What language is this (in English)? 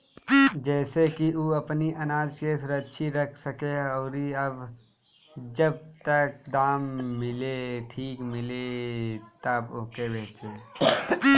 Bhojpuri